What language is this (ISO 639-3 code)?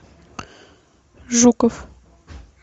rus